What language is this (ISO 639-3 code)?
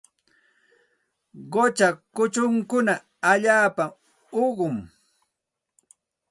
qxt